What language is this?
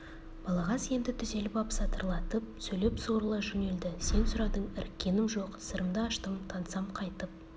Kazakh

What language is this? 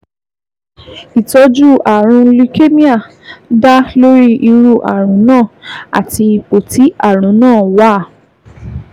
Yoruba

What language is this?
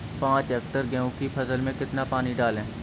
Hindi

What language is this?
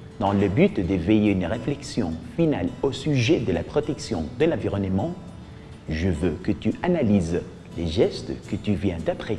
French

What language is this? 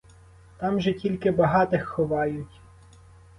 Ukrainian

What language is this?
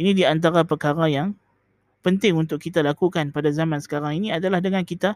Malay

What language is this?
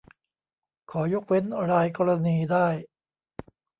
Thai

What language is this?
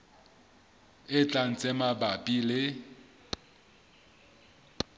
Southern Sotho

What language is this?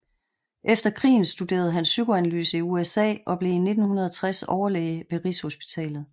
Danish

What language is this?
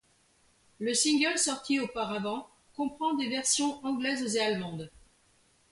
French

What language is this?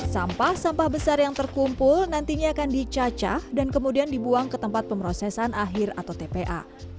Indonesian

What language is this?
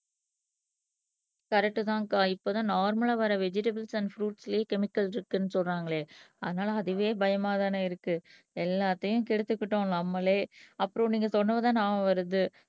Tamil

